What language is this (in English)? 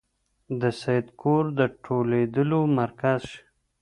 Pashto